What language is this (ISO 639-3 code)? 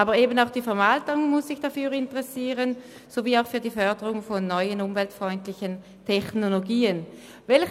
gsw